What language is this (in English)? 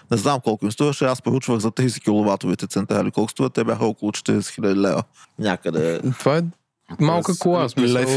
Bulgarian